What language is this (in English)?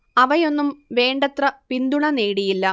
Malayalam